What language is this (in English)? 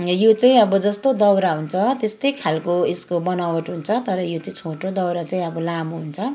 Nepali